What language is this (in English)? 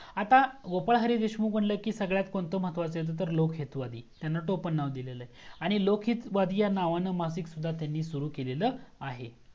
Marathi